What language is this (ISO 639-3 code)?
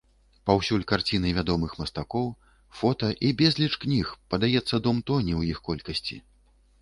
bel